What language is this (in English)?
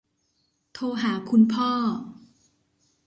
Thai